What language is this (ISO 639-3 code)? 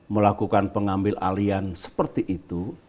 ind